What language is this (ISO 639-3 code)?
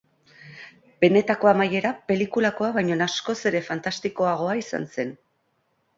eus